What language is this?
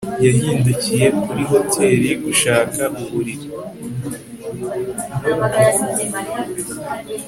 Kinyarwanda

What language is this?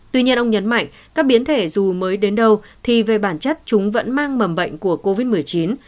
Vietnamese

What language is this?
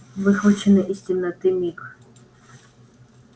Russian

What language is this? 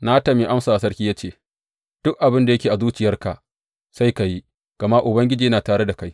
Hausa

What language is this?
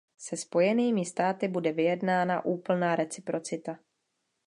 Czech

